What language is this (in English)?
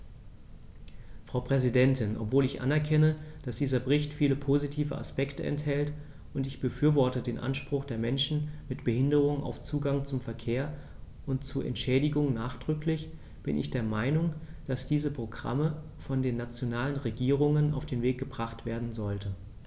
German